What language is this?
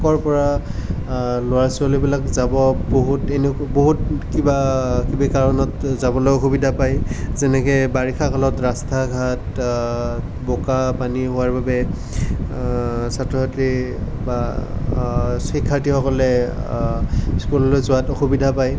Assamese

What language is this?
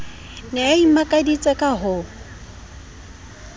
Southern Sotho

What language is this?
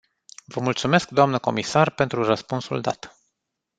Romanian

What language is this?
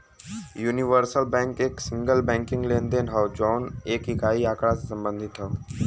Bhojpuri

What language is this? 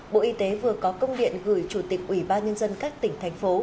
Vietnamese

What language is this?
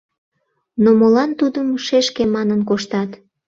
Mari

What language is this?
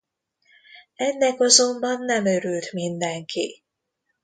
Hungarian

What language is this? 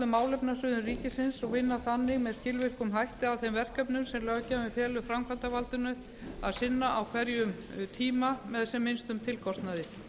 Icelandic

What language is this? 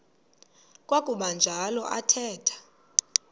Xhosa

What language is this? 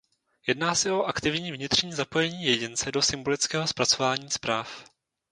Czech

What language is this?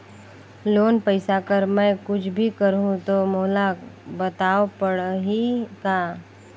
Chhattisgarhi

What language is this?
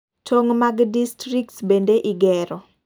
Luo (Kenya and Tanzania)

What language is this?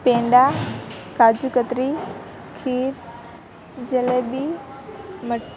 Gujarati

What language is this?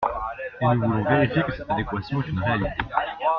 French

